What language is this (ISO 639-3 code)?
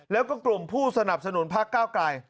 tha